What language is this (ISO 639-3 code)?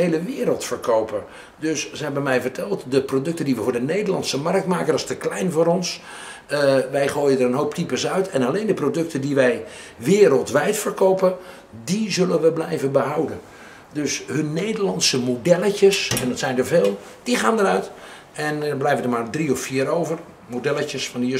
nld